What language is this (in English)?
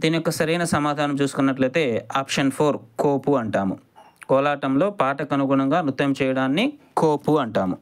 Telugu